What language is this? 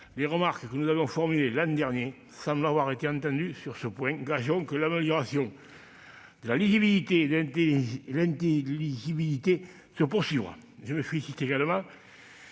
French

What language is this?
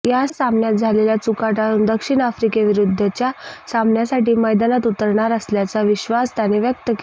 Marathi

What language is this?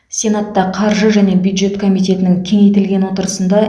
Kazakh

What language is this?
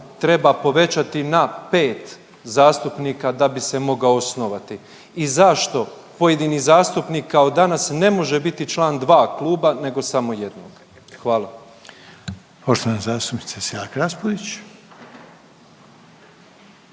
Croatian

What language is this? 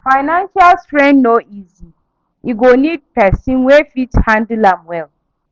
Nigerian Pidgin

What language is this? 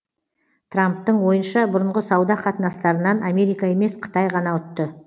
Kazakh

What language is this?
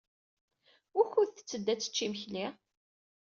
Kabyle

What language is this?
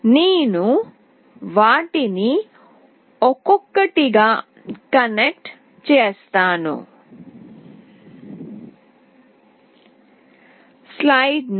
Telugu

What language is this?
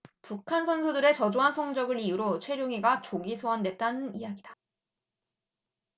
Korean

